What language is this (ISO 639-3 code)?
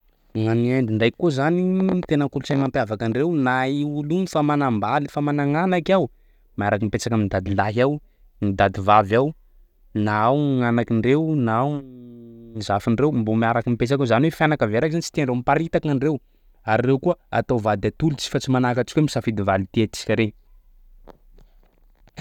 skg